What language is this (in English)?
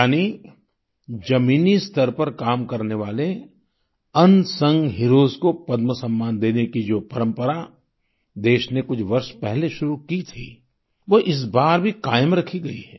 Hindi